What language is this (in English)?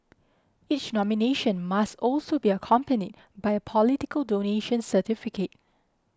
English